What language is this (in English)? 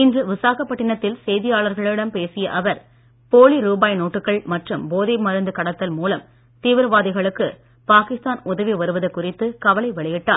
Tamil